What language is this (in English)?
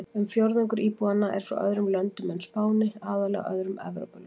Icelandic